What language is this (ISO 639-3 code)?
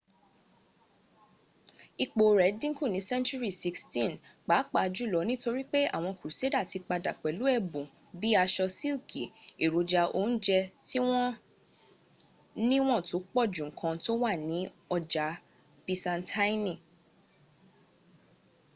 yor